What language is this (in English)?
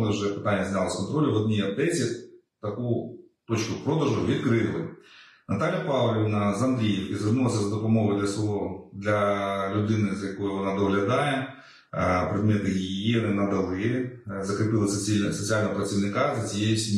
Ukrainian